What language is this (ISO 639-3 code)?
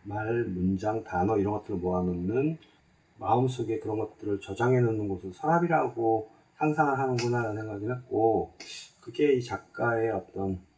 kor